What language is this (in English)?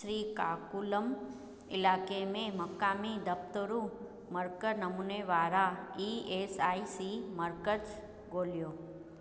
Sindhi